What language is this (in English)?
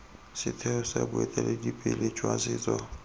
Tswana